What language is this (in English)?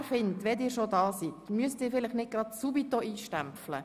Swiss German